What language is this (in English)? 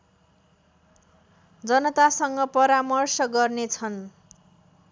Nepali